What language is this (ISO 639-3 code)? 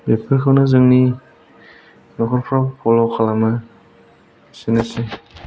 brx